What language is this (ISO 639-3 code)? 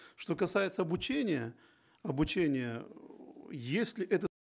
kaz